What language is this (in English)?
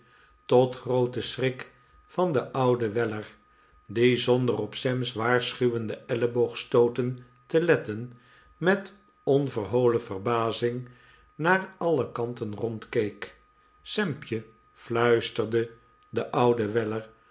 Dutch